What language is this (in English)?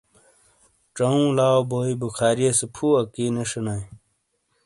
Shina